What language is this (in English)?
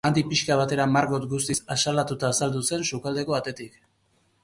Basque